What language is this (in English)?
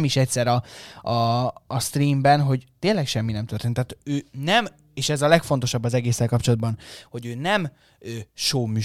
Hungarian